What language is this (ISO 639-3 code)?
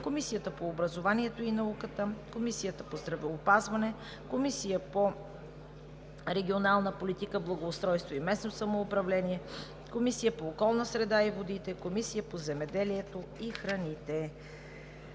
bul